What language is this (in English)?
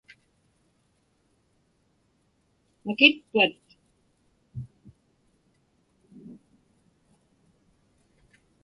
Inupiaq